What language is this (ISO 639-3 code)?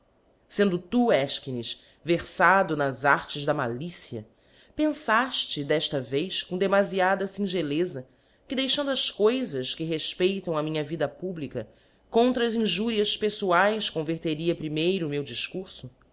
por